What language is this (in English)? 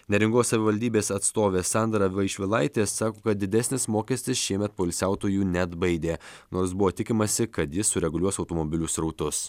Lithuanian